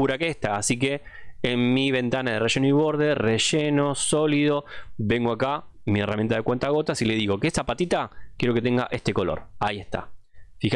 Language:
Spanish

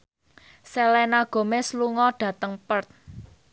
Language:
Javanese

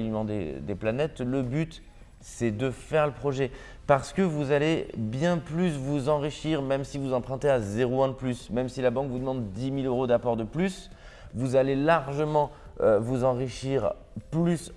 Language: French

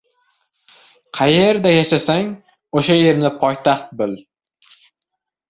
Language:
Uzbek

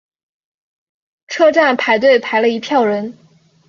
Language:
Chinese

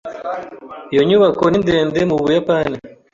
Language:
Kinyarwanda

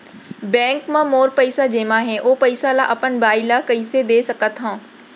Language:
Chhattisgarhi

